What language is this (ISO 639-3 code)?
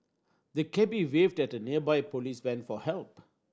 eng